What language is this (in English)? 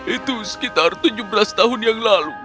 Indonesian